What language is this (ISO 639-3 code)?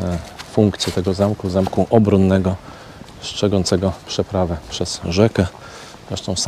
pol